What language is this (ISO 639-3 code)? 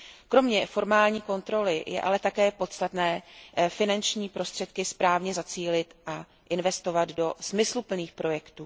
ces